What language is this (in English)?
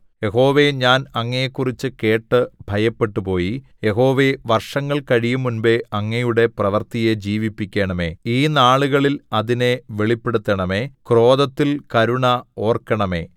Malayalam